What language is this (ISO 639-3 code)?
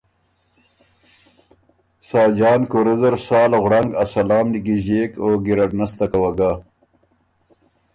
oru